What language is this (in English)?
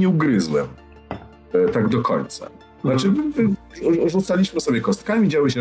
Polish